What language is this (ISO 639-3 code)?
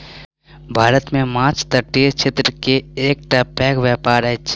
mai